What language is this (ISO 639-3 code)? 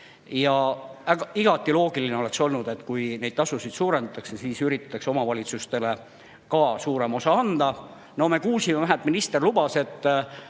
est